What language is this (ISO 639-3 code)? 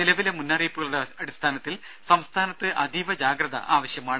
mal